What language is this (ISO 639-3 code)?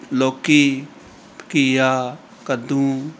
pan